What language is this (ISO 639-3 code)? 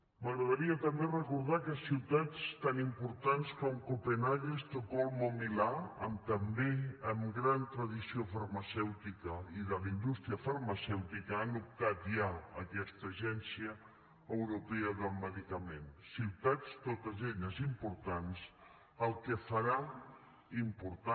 cat